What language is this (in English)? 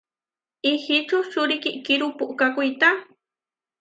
Huarijio